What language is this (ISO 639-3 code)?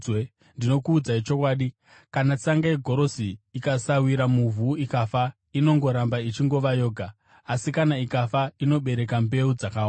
sna